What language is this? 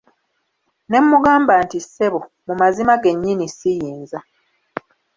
Ganda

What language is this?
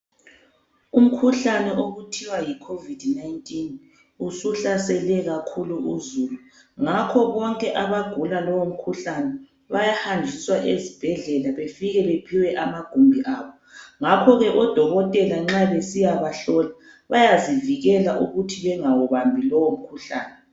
North Ndebele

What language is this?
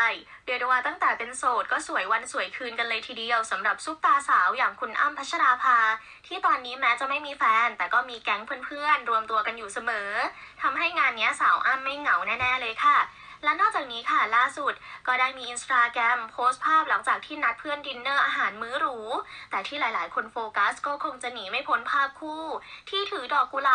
Thai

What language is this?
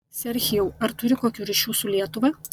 Lithuanian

